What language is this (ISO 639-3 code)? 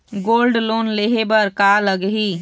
hne